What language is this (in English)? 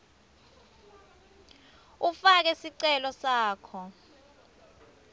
Swati